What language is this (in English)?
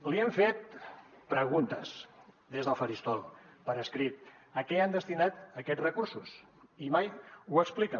Catalan